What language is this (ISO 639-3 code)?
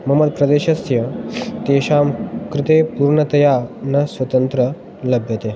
san